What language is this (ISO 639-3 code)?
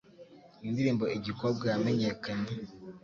kin